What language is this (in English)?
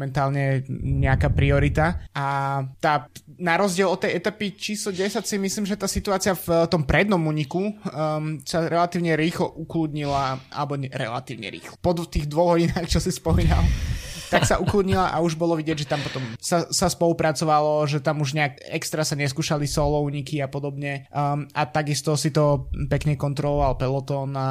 Slovak